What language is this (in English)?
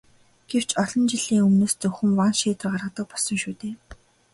Mongolian